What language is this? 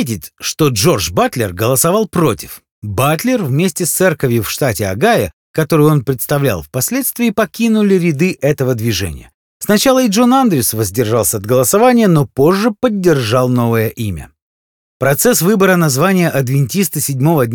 Russian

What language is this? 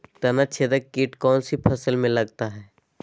Magahi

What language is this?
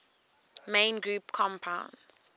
English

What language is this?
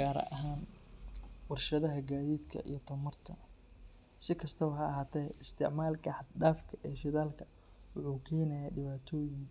Somali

